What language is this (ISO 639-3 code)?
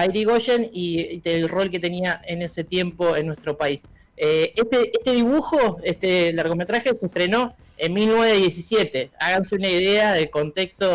spa